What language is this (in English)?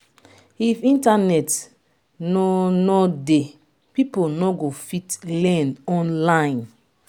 Nigerian Pidgin